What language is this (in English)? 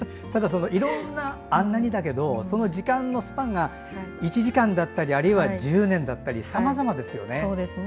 Japanese